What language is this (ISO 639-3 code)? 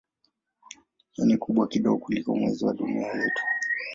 swa